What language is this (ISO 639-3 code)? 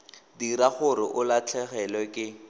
tsn